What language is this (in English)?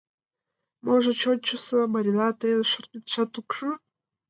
Mari